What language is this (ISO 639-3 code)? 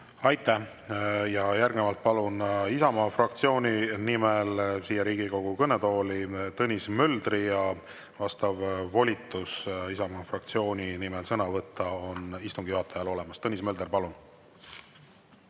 est